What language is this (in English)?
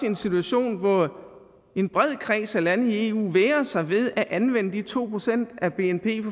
Danish